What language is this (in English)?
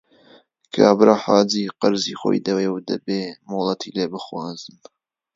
Central Kurdish